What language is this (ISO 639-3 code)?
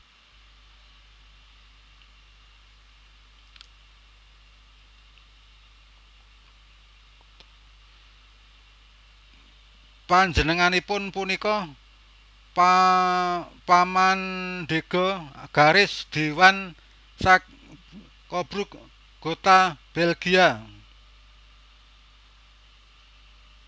jav